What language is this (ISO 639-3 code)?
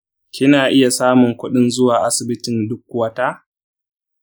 hau